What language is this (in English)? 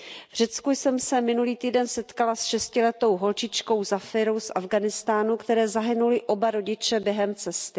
Czech